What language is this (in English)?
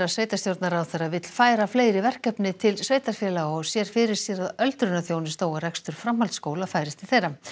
Icelandic